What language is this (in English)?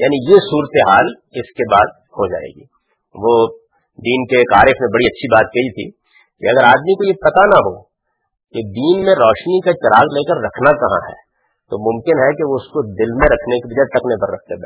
Urdu